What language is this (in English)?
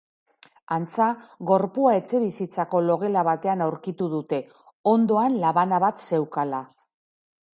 Basque